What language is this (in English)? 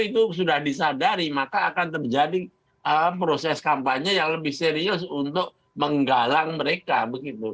Indonesian